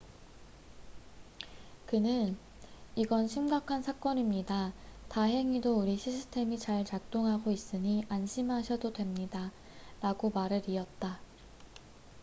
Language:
Korean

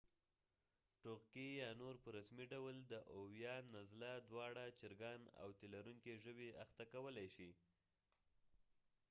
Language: Pashto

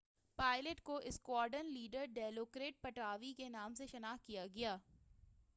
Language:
Urdu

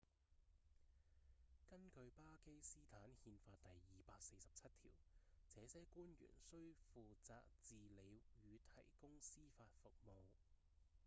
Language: Cantonese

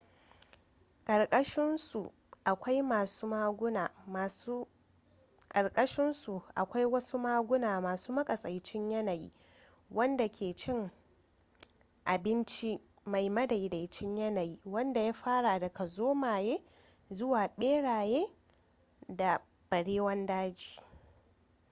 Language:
Hausa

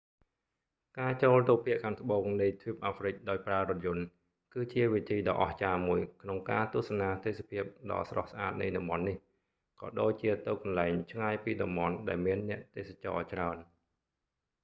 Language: Khmer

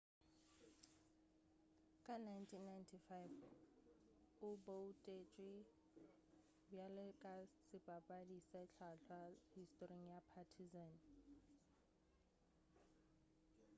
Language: Northern Sotho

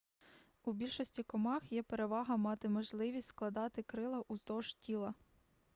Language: Ukrainian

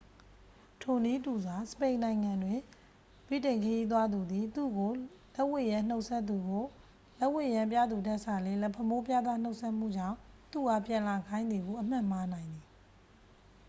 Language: Burmese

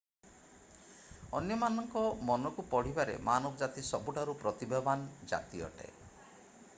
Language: Odia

